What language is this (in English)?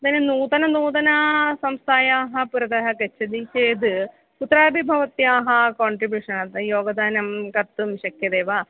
Sanskrit